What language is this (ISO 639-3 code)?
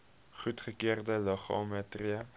afr